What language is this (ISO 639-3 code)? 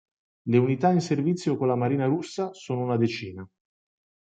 ita